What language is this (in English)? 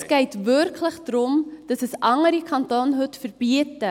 Swiss German